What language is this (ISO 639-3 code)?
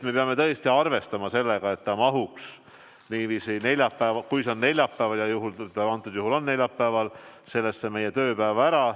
est